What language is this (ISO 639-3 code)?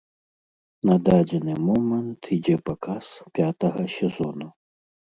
bel